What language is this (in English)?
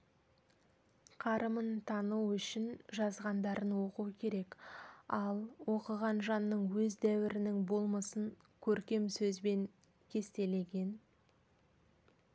Kazakh